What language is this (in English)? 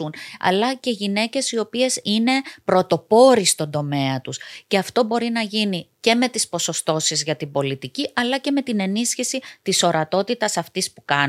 Greek